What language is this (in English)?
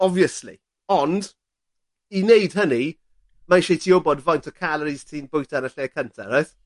Welsh